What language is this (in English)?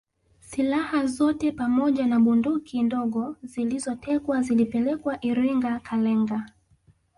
Swahili